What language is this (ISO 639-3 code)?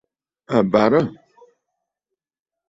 bfd